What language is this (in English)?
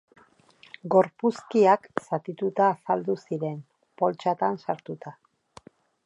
Basque